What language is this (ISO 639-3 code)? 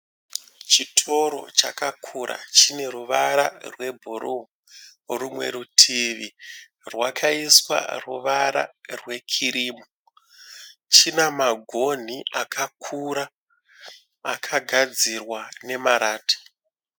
sna